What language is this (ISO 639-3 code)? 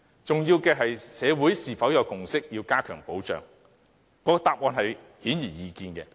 yue